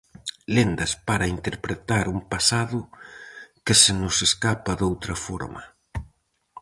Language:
Galician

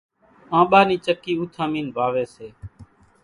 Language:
Kachi Koli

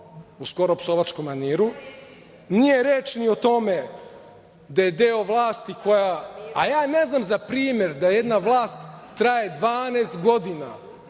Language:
Serbian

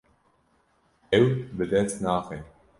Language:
Kurdish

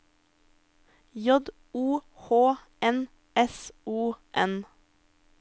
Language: Norwegian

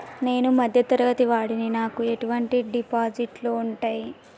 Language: Telugu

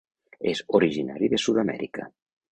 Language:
Catalan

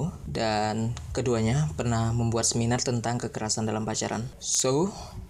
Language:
Indonesian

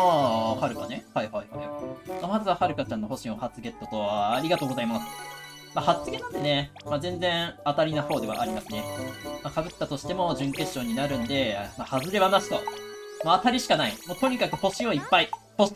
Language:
Japanese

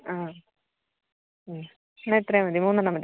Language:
Malayalam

